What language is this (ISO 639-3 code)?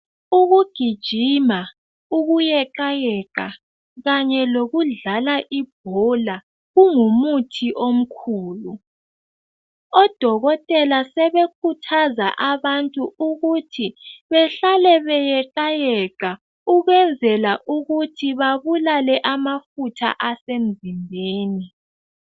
nde